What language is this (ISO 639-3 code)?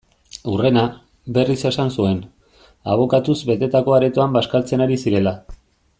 eus